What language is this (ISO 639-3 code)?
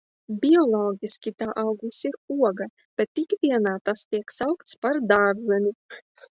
lav